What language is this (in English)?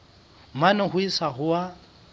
Southern Sotho